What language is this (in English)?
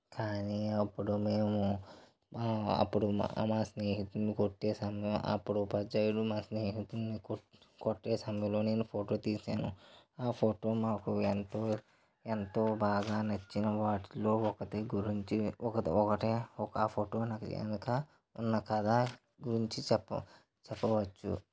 Telugu